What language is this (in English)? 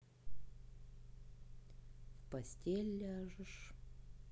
Russian